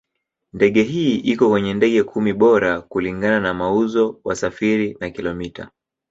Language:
Swahili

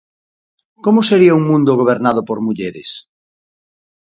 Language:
Galician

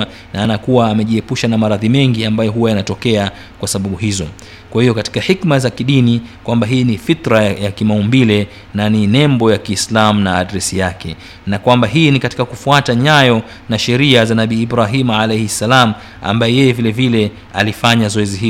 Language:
Swahili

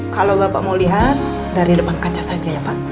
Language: Indonesian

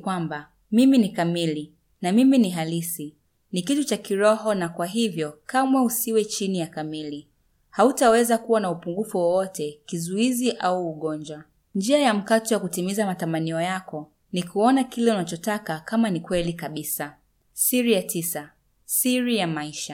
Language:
Swahili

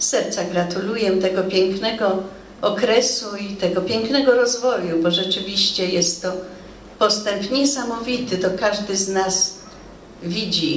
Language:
Polish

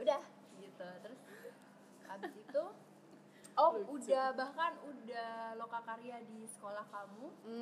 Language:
Indonesian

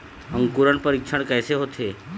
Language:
Chhattisgarhi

